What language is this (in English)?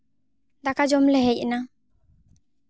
Santali